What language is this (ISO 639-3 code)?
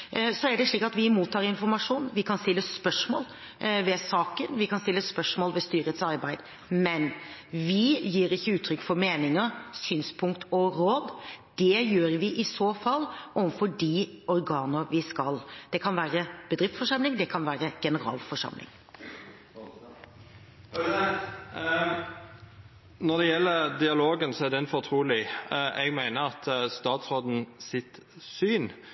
nor